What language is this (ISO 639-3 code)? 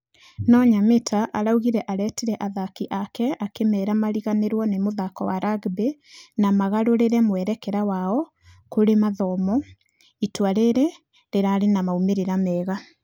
kik